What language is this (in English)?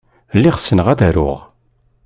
Kabyle